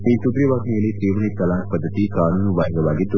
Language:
Kannada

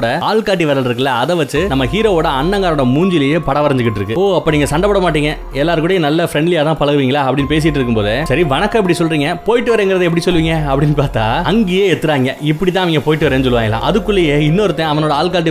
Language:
Hindi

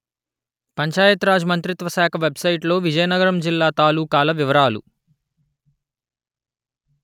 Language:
Telugu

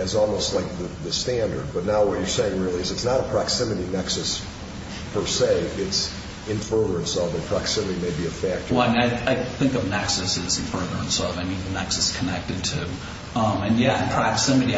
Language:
English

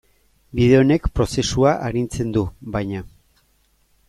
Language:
Basque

